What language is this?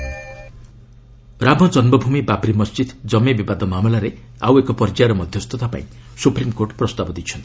Odia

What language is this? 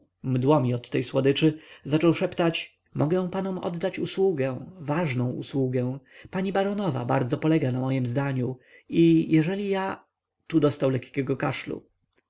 Polish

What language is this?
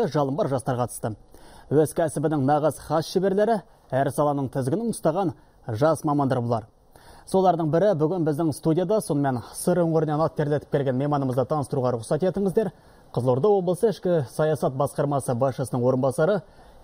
Russian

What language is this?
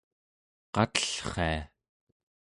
Central Yupik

